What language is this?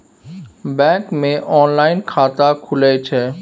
Maithili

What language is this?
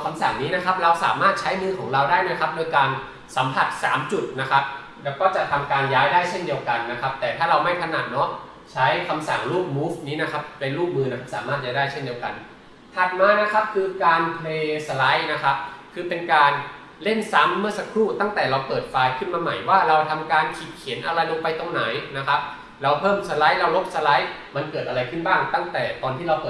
Thai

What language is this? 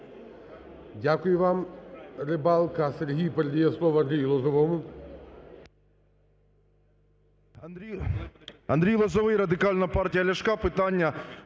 Ukrainian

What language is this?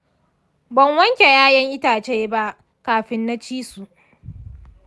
Hausa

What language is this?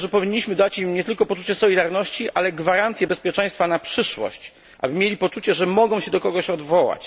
Polish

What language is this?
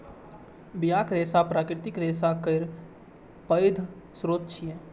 Maithili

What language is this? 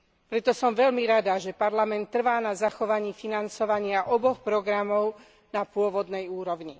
Slovak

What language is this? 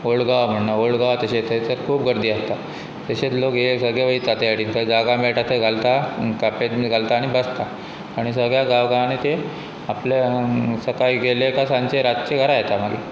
Konkani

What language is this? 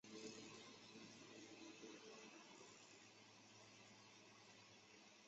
Chinese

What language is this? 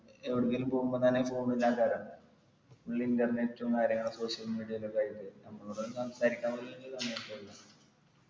Malayalam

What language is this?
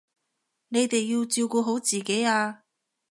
Cantonese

